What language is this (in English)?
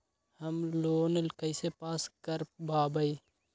Magahi